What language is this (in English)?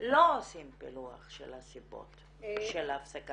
Hebrew